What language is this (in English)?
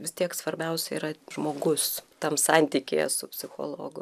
Lithuanian